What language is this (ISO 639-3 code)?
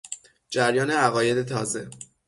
fas